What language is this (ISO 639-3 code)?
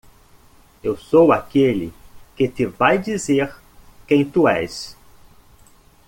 por